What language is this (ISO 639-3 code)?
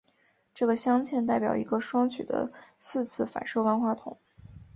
zho